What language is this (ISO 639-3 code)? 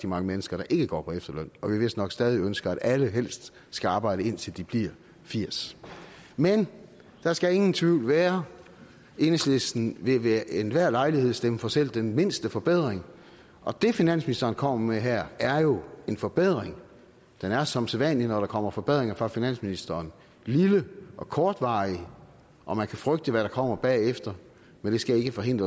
dan